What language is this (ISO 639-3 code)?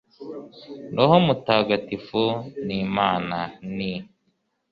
kin